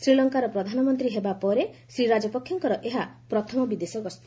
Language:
Odia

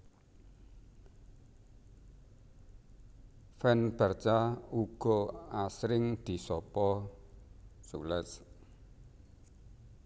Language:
Javanese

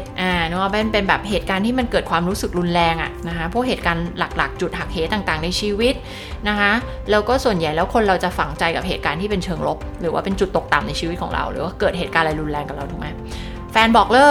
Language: Thai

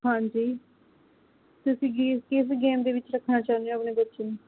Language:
Punjabi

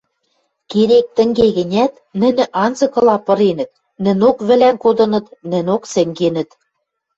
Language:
Western Mari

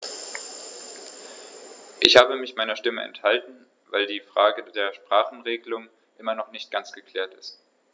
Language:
German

